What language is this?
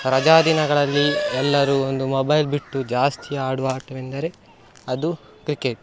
Kannada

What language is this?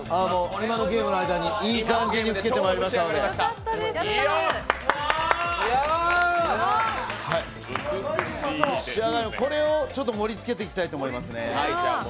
Japanese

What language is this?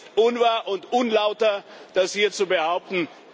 German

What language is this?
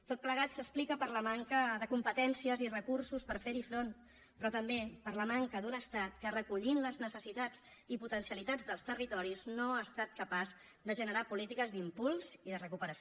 Catalan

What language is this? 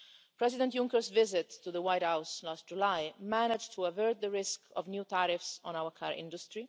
English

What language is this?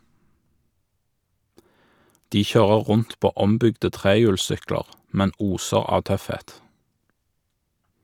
Norwegian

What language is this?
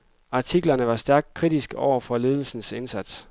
Danish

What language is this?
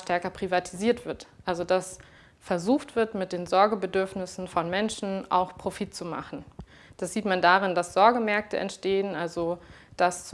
German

